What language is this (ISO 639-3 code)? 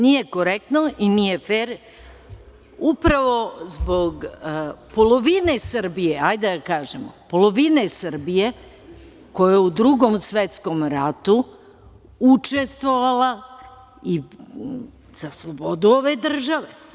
srp